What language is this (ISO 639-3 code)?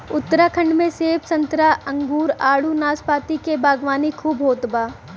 bho